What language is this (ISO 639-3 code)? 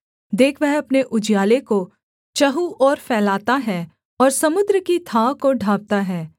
hin